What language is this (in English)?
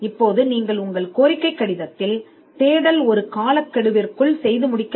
Tamil